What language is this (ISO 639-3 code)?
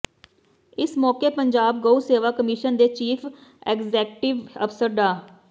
pan